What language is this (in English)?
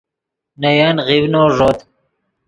Yidgha